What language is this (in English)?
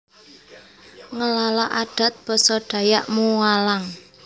Javanese